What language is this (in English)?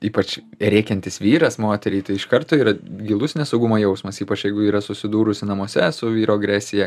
Lithuanian